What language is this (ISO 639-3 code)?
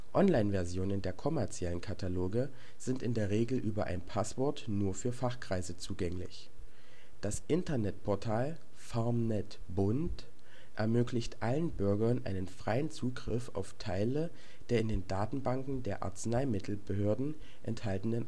deu